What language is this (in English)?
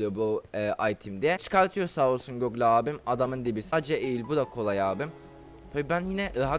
Turkish